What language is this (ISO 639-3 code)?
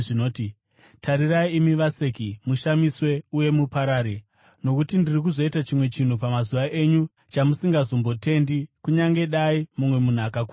sna